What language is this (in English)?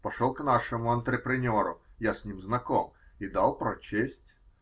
Russian